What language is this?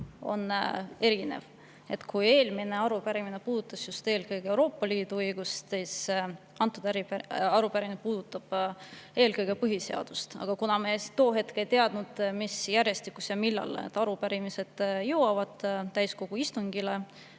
Estonian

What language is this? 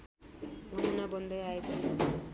Nepali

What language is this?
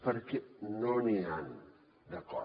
Catalan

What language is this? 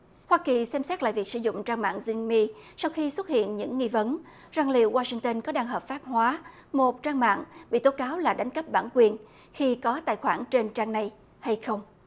Vietnamese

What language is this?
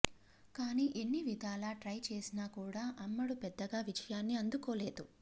Telugu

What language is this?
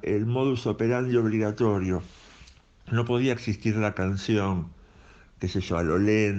Spanish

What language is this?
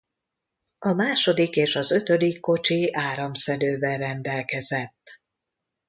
Hungarian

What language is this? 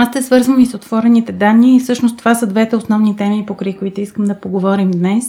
Bulgarian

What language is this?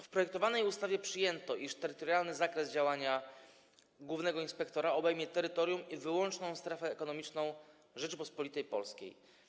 Polish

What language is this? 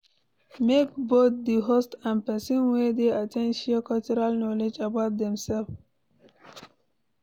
Nigerian Pidgin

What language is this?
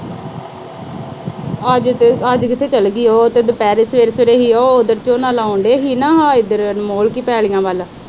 Punjabi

